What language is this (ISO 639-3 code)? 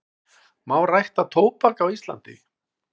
isl